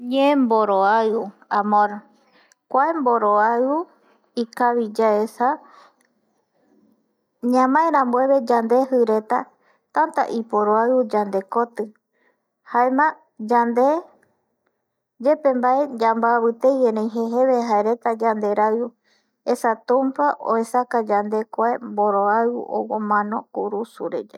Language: Eastern Bolivian Guaraní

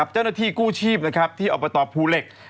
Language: Thai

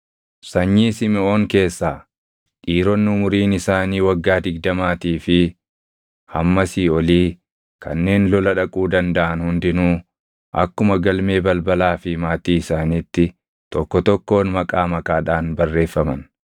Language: Oromo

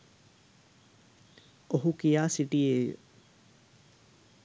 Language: Sinhala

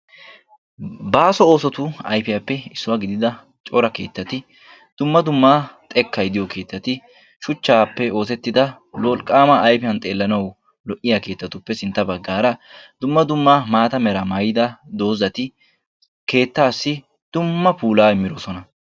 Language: Wolaytta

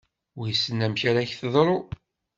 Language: Kabyle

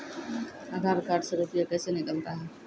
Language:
Maithili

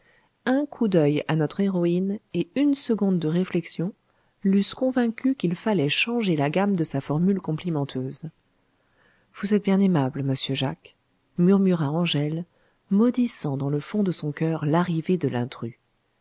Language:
French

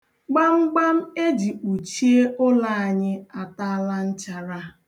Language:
Igbo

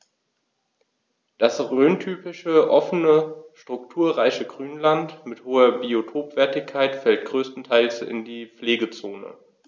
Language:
German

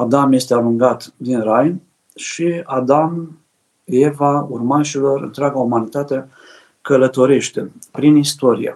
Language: Romanian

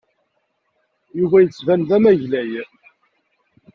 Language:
Kabyle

